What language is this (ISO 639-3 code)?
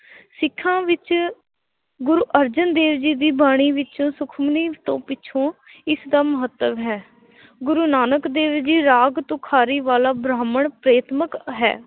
pan